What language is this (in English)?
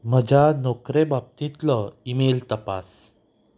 Konkani